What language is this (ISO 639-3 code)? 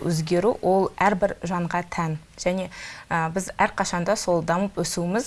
tur